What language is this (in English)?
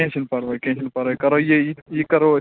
Kashmiri